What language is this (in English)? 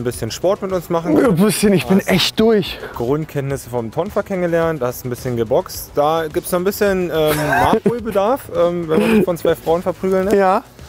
German